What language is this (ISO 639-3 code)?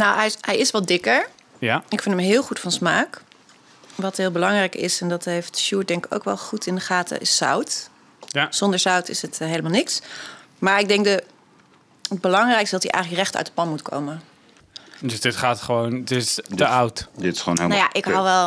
nld